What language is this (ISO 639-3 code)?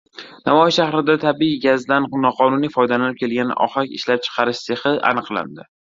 uzb